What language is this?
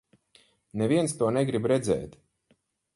Latvian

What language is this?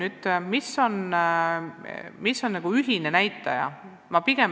Estonian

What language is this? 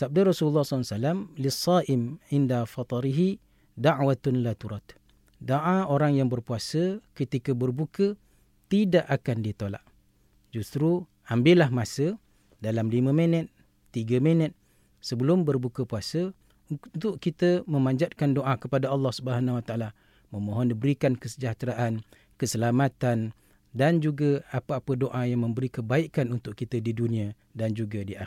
Malay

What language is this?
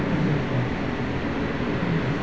Magahi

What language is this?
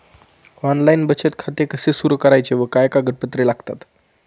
Marathi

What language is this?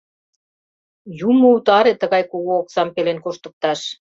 Mari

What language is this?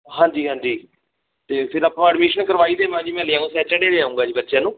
Punjabi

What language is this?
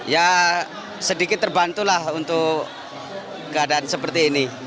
Indonesian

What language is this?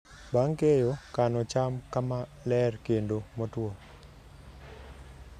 Luo (Kenya and Tanzania)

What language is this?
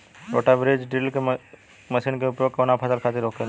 Bhojpuri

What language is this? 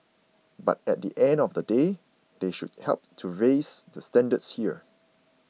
English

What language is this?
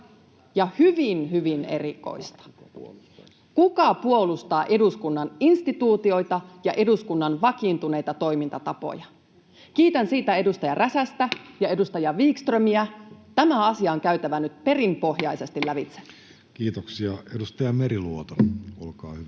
Finnish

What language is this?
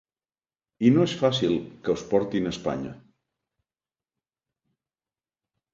Catalan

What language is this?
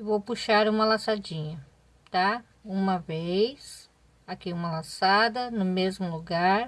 Portuguese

